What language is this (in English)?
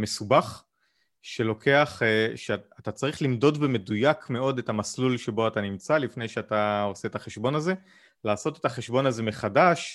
Hebrew